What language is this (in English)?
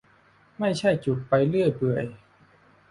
Thai